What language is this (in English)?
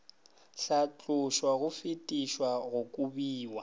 Northern Sotho